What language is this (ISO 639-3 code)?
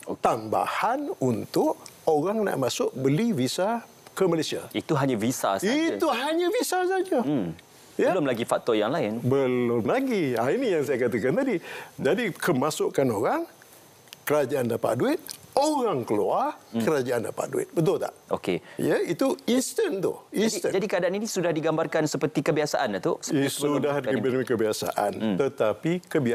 msa